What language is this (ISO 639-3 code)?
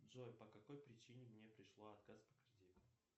rus